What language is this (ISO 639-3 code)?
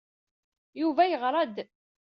kab